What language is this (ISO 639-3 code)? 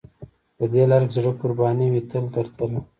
pus